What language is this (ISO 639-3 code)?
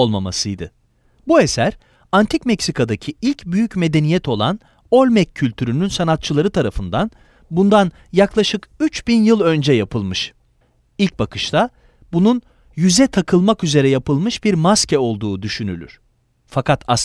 tur